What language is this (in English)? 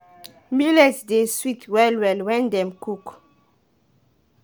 Nigerian Pidgin